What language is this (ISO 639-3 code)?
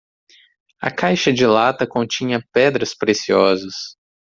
por